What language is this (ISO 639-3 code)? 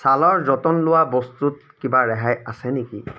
asm